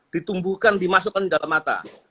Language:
Indonesian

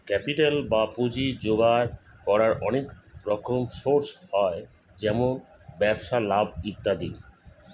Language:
Bangla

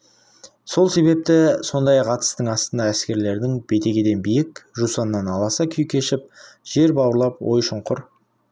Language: Kazakh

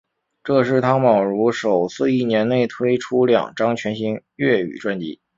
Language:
Chinese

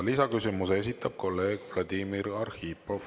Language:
Estonian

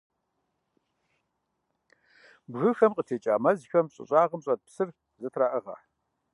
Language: Kabardian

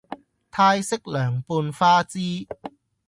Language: Cantonese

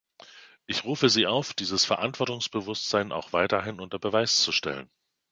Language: German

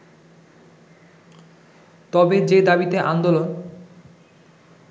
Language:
Bangla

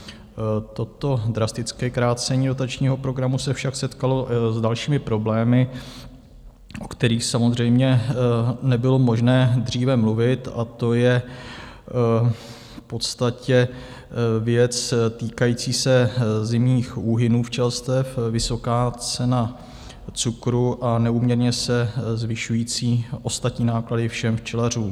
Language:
Czech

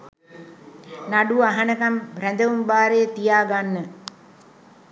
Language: Sinhala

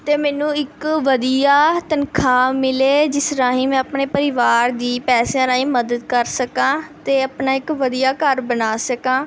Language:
Punjabi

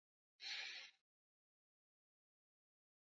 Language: Swahili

